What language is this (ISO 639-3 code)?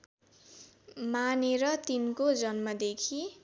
nep